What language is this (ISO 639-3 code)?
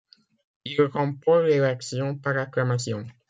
fra